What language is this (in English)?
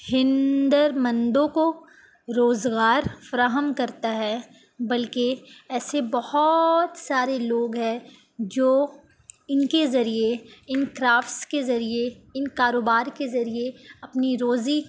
Urdu